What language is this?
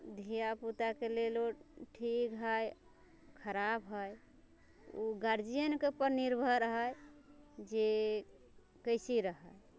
Maithili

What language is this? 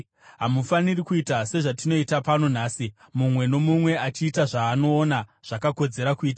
Shona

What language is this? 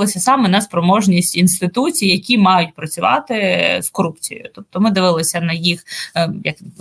Ukrainian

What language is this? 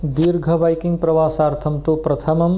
Sanskrit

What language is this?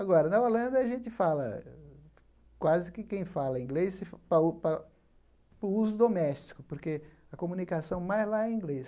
Portuguese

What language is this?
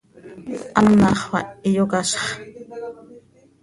Seri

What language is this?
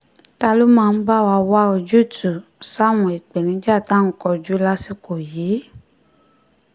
Yoruba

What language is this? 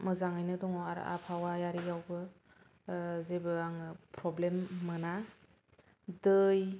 Bodo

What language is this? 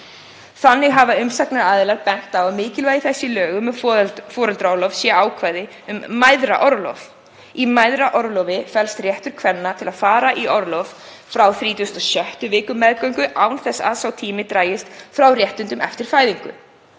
Icelandic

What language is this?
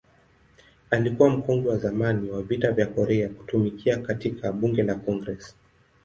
Swahili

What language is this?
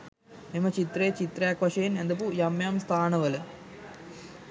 Sinhala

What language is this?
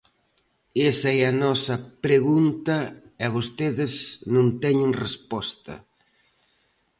Galician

